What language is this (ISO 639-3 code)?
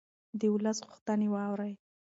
pus